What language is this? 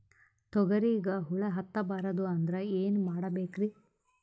Kannada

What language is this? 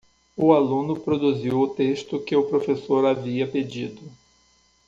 Portuguese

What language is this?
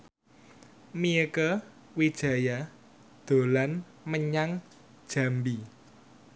Javanese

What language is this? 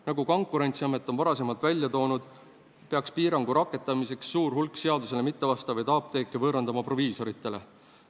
Estonian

